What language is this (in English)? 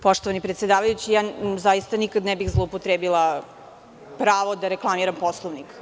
Serbian